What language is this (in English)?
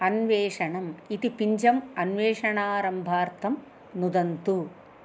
Sanskrit